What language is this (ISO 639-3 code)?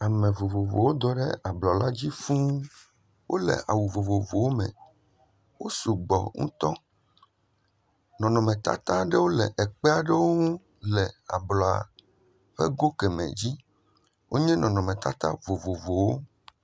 ewe